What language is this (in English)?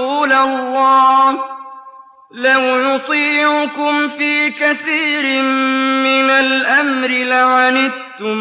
Arabic